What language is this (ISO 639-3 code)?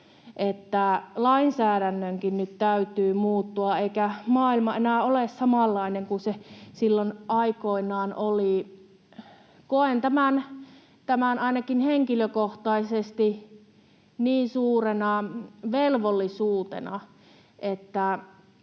fin